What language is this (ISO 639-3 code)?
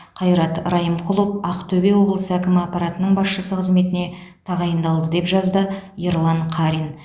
kaz